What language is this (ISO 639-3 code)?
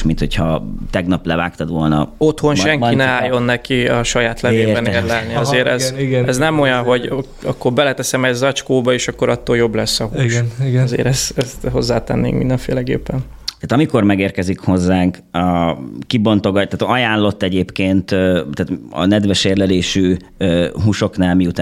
hun